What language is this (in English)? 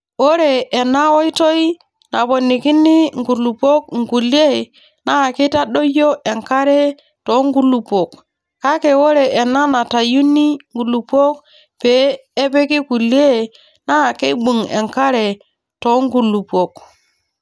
Masai